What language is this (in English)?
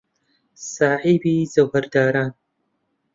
Central Kurdish